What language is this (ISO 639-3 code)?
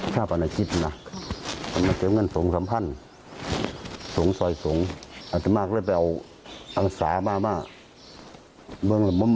tha